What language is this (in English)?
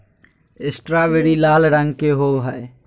Magahi